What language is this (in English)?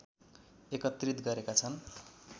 Nepali